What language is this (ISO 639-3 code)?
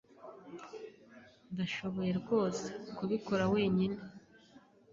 kin